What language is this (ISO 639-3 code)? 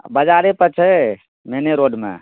mai